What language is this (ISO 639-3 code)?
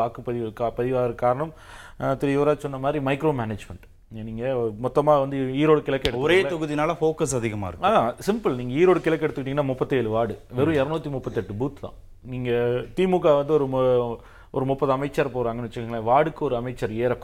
tam